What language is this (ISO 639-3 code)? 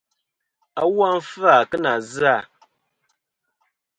bkm